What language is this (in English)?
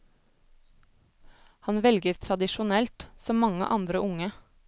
Norwegian